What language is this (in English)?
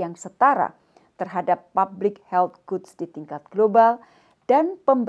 Indonesian